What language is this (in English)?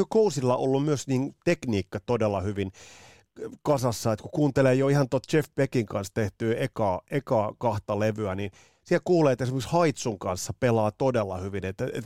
Finnish